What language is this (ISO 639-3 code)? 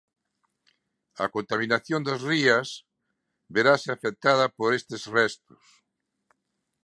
glg